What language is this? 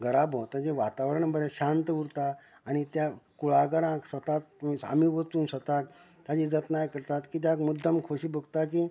Konkani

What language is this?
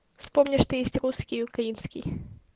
Russian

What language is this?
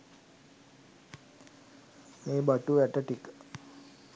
Sinhala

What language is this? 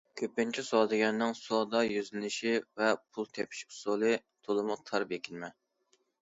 Uyghur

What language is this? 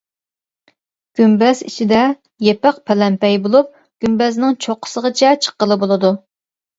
Uyghur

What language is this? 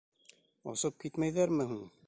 Bashkir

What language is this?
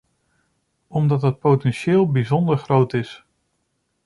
Dutch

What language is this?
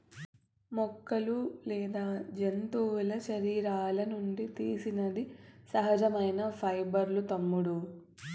Telugu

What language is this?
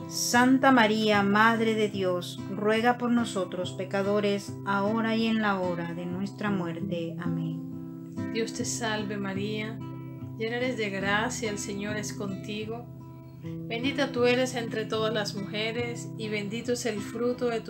Spanish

